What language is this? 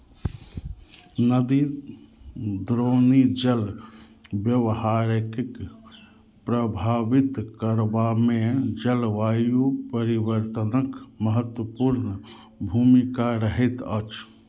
Maithili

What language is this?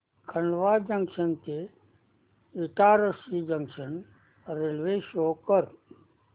Marathi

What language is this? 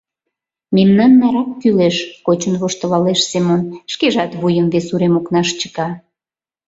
Mari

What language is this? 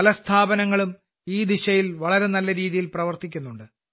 Malayalam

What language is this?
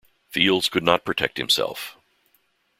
English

